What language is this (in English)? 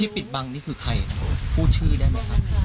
Thai